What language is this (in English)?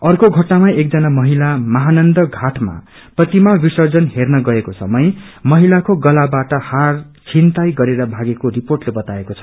Nepali